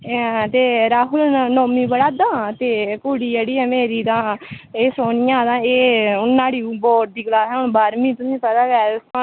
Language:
Dogri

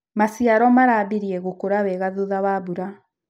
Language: Kikuyu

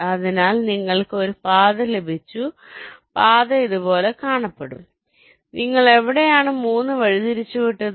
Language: Malayalam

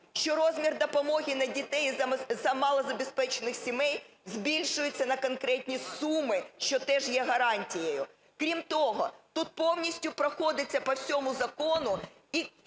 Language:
Ukrainian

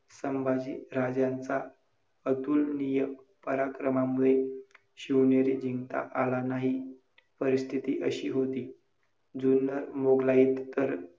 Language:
Marathi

